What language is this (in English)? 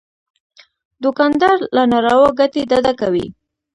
Pashto